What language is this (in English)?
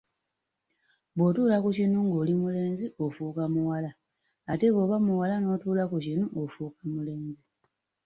Ganda